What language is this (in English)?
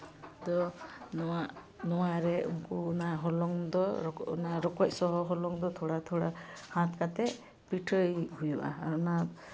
Santali